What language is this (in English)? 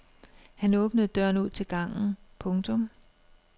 Danish